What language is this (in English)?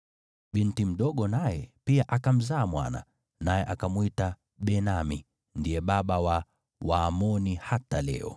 Swahili